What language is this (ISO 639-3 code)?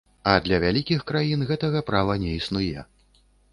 bel